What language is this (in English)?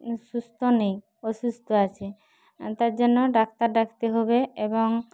Bangla